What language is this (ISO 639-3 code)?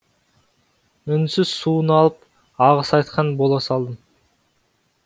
kaz